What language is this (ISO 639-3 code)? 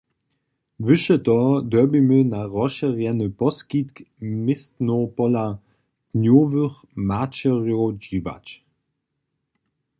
hsb